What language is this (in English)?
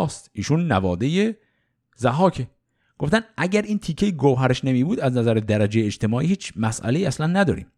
Persian